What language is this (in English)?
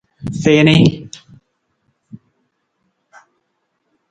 Nawdm